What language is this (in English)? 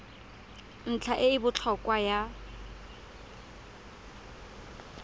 Tswana